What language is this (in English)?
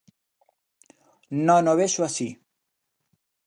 Galician